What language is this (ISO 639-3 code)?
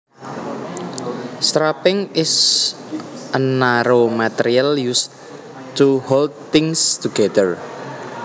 jav